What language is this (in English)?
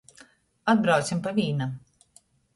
Latgalian